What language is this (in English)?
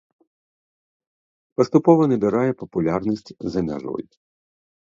Belarusian